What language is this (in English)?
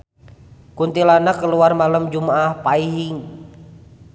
Sundanese